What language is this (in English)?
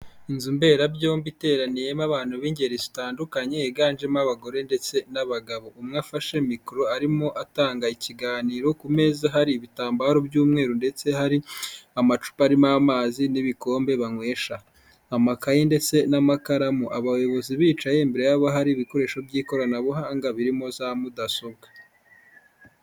Kinyarwanda